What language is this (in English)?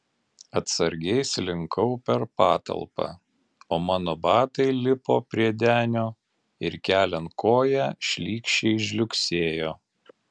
Lithuanian